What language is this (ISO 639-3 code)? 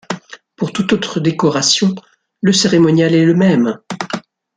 fra